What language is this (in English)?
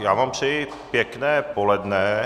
Czech